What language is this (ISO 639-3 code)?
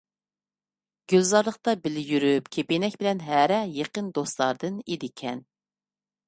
uig